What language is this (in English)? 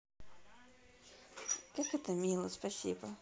Russian